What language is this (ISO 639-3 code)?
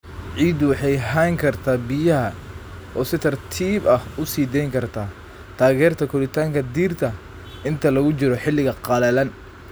som